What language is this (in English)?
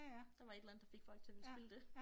Danish